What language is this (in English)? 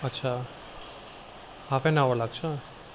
Nepali